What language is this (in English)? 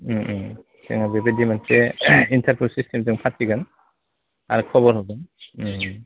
Bodo